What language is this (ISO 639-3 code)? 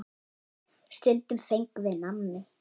isl